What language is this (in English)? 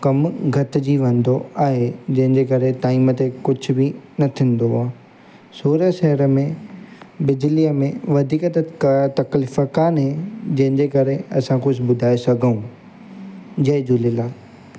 Sindhi